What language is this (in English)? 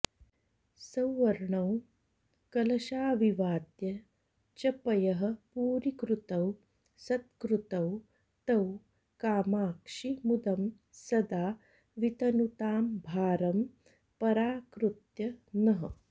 Sanskrit